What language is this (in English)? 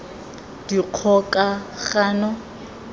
Tswana